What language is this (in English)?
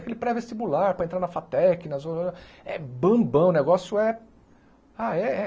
Portuguese